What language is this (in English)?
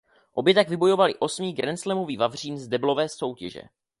Czech